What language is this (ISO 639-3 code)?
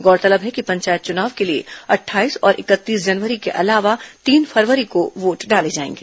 hin